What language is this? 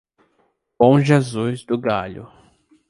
Portuguese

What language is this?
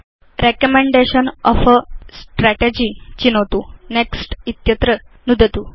Sanskrit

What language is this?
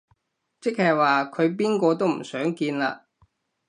Cantonese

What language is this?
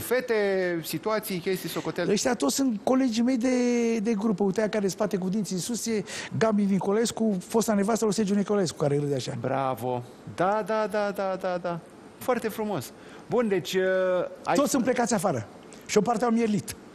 Romanian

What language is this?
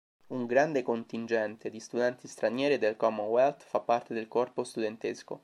Italian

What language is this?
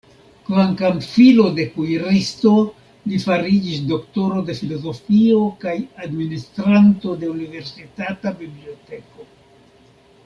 Esperanto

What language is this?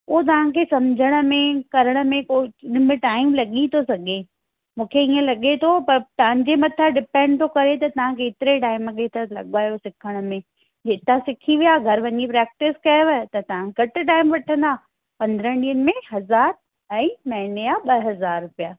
Sindhi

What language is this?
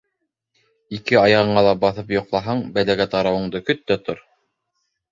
Bashkir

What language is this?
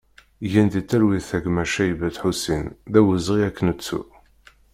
Kabyle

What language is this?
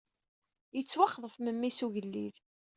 Kabyle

